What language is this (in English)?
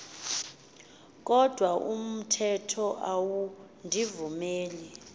Xhosa